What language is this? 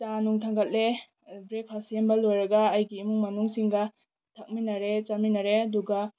Manipuri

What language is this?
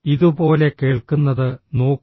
Malayalam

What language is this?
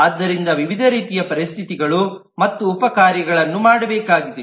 Kannada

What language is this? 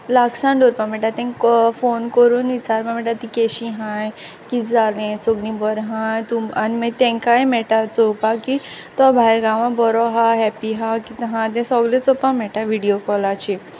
Konkani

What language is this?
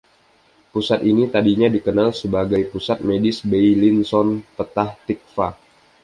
Indonesian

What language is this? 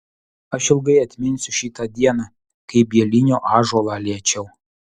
Lithuanian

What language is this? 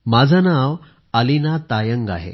Marathi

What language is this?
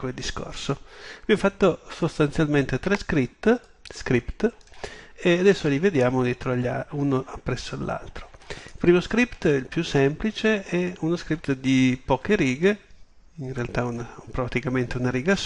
Italian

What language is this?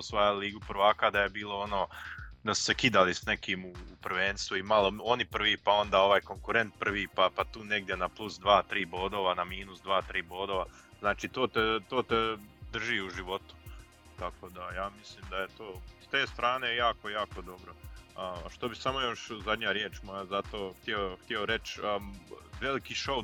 Croatian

